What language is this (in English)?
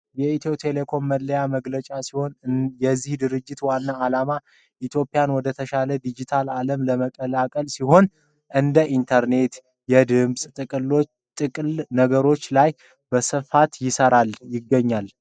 Amharic